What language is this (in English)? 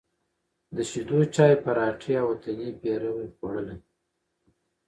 Pashto